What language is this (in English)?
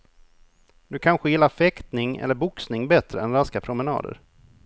Swedish